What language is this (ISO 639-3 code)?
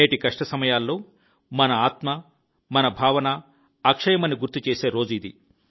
tel